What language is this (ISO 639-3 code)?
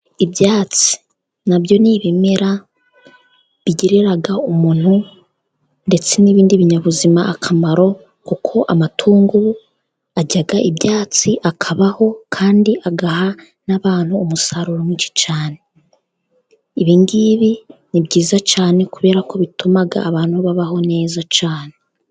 kin